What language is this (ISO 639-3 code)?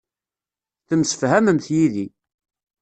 kab